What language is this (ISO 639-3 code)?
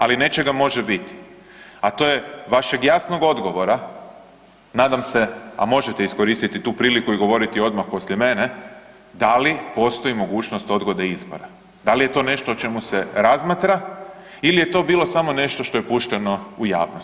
hrv